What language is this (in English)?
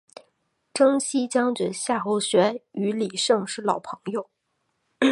Chinese